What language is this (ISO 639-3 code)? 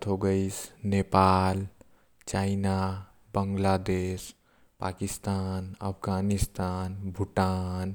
kfp